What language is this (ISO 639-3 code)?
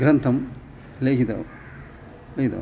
san